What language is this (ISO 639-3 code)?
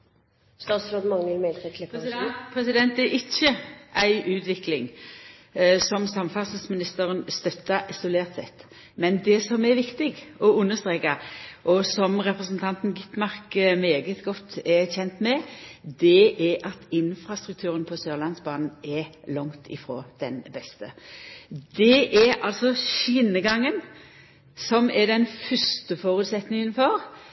nno